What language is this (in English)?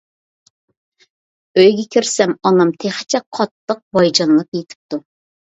Uyghur